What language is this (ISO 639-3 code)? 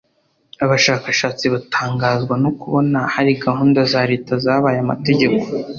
kin